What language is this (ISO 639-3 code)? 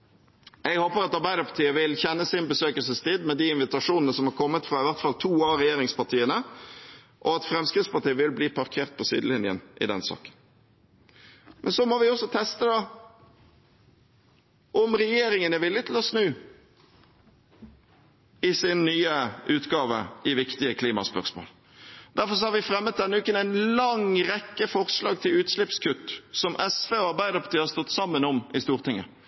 nob